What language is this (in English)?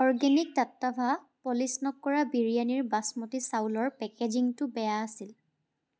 Assamese